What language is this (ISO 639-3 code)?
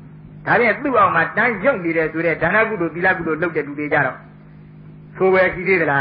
tha